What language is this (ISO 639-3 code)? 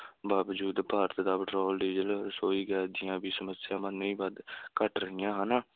pan